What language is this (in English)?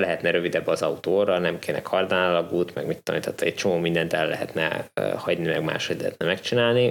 Hungarian